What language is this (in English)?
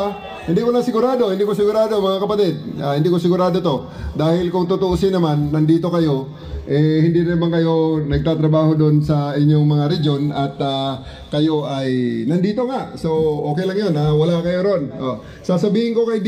Filipino